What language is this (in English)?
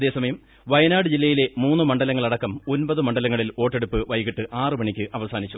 Malayalam